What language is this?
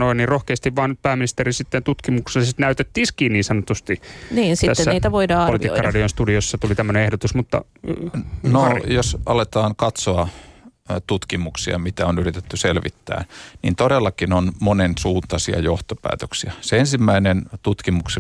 Finnish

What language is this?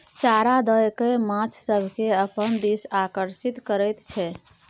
Maithili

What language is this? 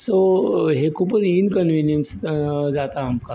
Konkani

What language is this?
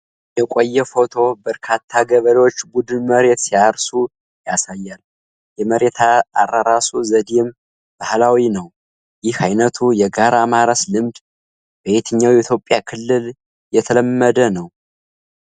Amharic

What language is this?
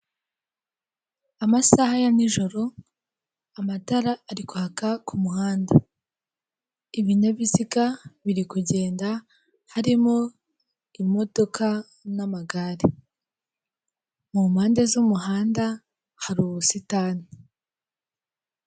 Kinyarwanda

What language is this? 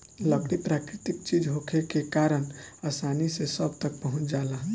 Bhojpuri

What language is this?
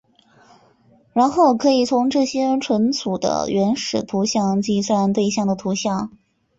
Chinese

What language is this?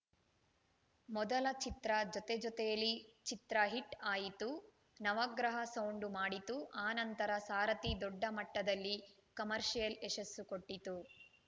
Kannada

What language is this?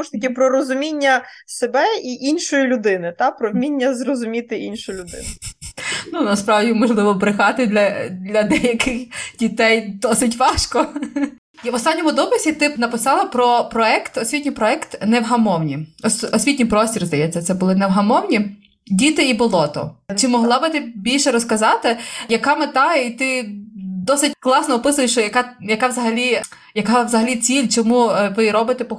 Ukrainian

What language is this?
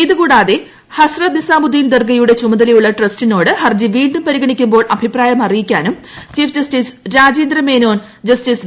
Malayalam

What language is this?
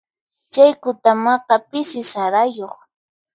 Puno Quechua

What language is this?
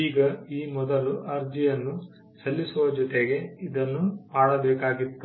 Kannada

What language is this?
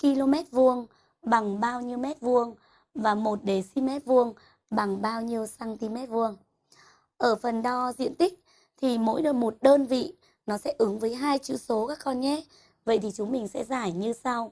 Vietnamese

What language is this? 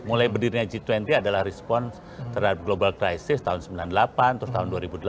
Indonesian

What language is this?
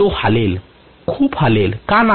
Marathi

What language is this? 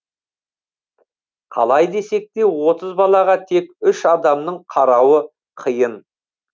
Kazakh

